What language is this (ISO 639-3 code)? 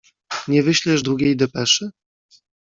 pol